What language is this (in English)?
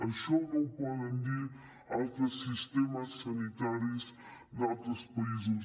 Catalan